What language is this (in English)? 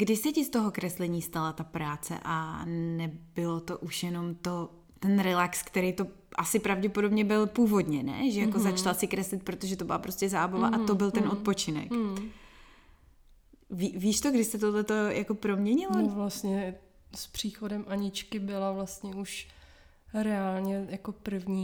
Czech